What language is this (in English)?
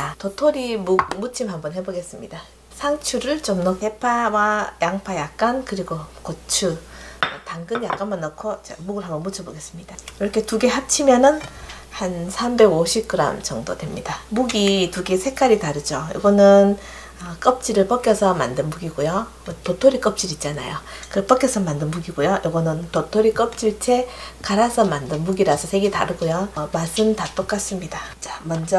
Korean